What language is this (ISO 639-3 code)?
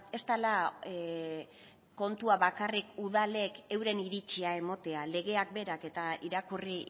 eus